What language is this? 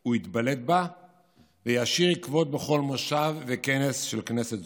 Hebrew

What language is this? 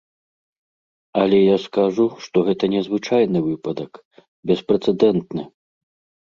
Belarusian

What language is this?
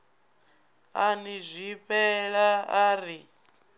Venda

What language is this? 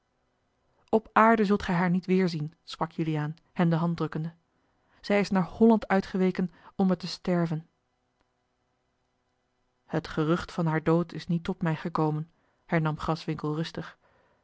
Dutch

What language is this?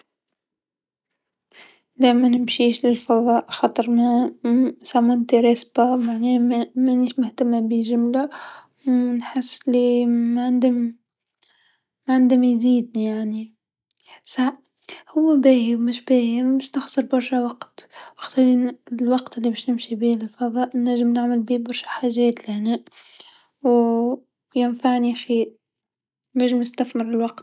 Tunisian Arabic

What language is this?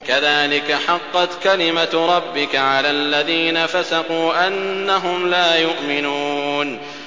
Arabic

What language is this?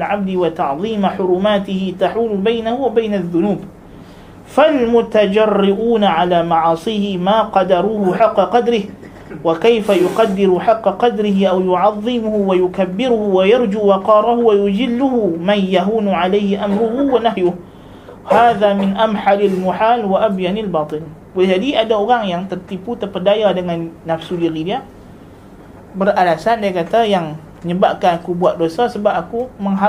Malay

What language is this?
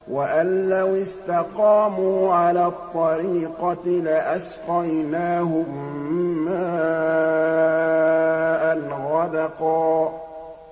Arabic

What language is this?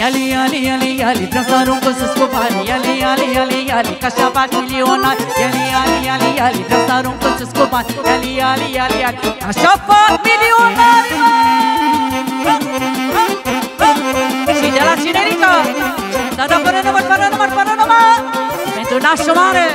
Romanian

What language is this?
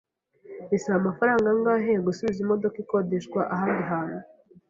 Kinyarwanda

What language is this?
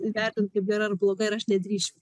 Lithuanian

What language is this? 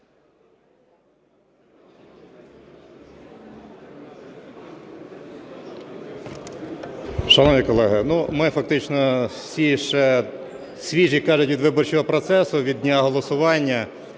Ukrainian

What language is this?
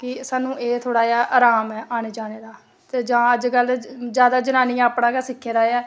Dogri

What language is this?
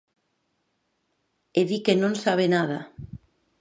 Galician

